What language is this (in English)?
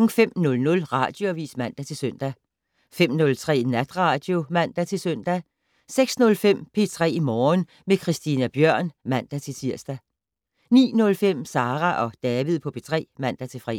Danish